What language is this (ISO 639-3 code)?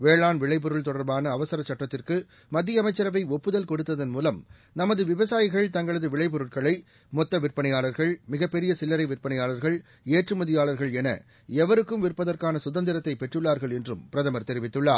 tam